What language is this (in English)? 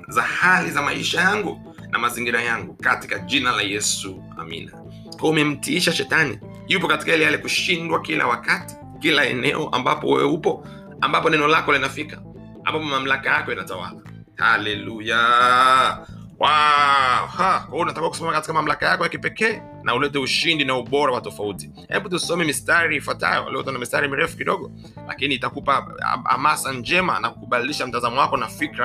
Swahili